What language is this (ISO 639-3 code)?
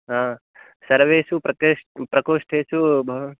san